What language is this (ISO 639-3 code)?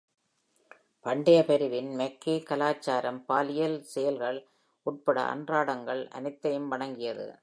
tam